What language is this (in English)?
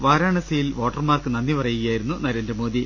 Malayalam